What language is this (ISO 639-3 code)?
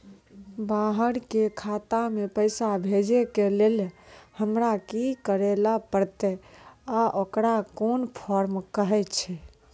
mai